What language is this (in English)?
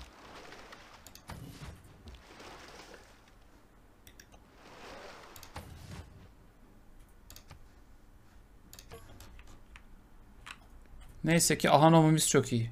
Turkish